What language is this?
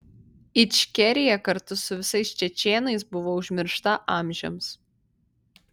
Lithuanian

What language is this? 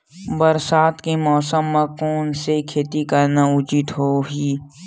Chhattisgarhi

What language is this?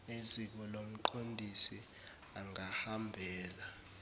Zulu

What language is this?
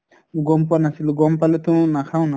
Assamese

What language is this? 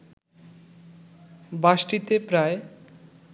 Bangla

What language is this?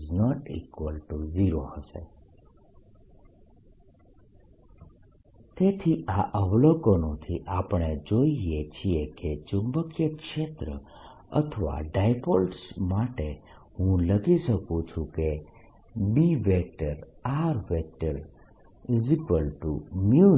Gujarati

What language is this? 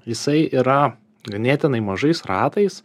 Lithuanian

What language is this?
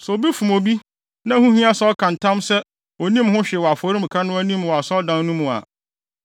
Akan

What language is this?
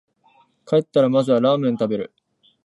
Japanese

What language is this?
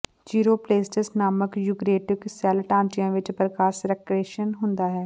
Punjabi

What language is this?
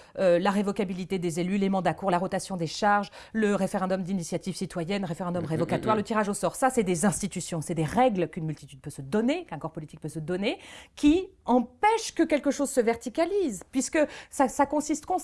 French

